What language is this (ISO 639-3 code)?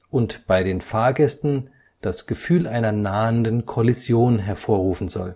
deu